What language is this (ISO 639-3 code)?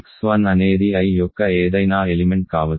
tel